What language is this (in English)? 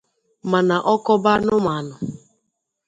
Igbo